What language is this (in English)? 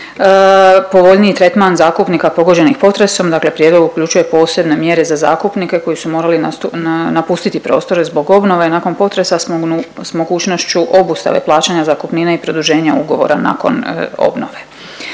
Croatian